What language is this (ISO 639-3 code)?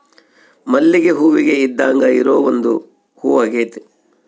kan